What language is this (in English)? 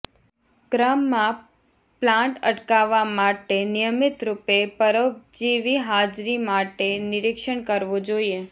Gujarati